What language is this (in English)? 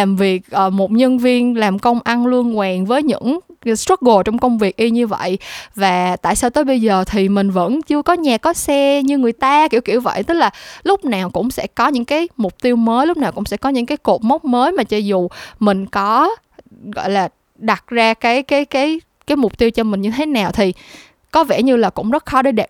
Vietnamese